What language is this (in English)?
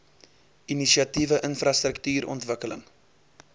Afrikaans